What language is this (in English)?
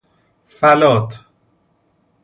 Persian